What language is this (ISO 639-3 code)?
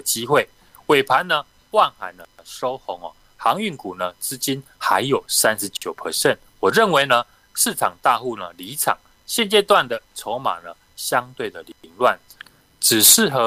zho